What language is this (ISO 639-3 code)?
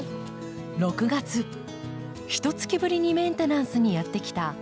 jpn